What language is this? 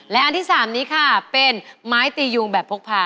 Thai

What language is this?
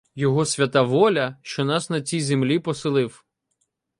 Ukrainian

